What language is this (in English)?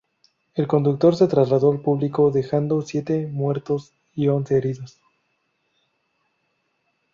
Spanish